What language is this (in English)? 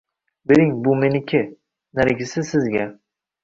Uzbek